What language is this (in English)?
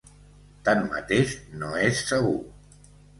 Catalan